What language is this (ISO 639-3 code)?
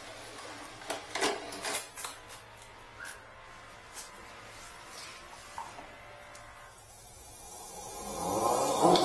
kor